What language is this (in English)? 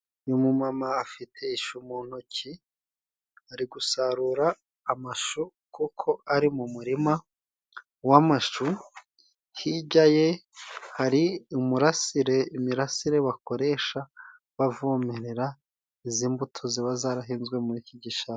Kinyarwanda